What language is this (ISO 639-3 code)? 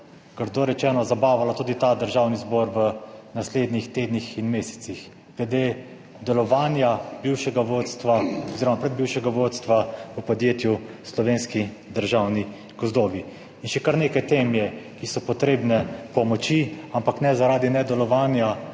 slv